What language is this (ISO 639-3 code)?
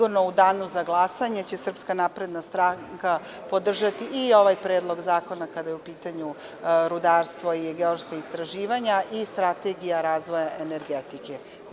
srp